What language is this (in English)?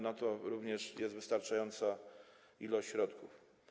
Polish